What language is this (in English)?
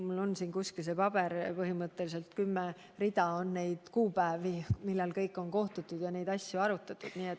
Estonian